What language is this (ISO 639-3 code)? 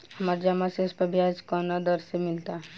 bho